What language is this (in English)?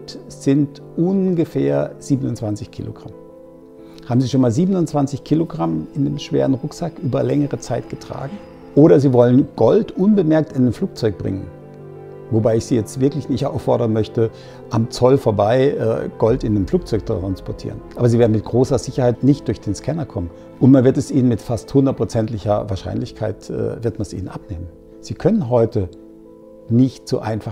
German